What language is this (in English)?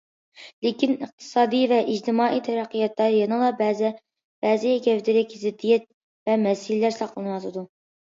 Uyghur